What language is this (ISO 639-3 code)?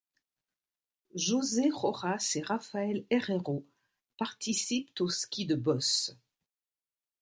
fra